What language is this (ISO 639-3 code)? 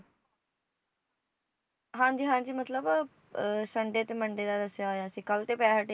pan